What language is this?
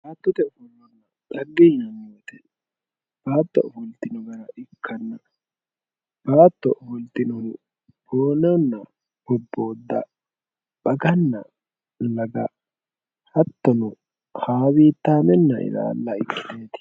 Sidamo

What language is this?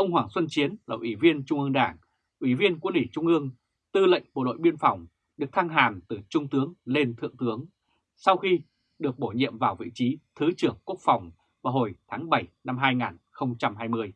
Vietnamese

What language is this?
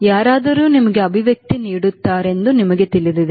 Kannada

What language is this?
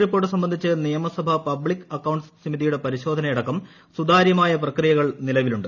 Malayalam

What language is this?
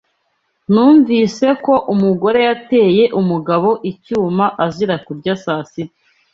Kinyarwanda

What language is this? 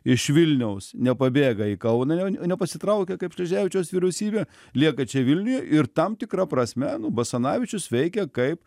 Lithuanian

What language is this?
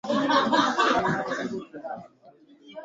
Swahili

